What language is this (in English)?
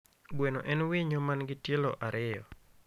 Luo (Kenya and Tanzania)